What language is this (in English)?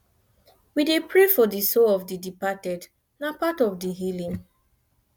Nigerian Pidgin